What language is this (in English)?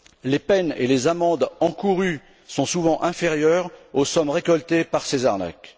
French